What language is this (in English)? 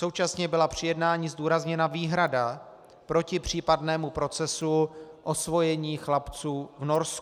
Czech